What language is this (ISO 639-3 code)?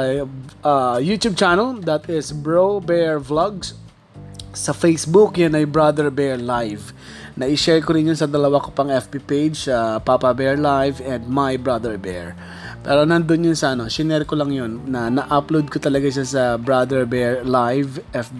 fil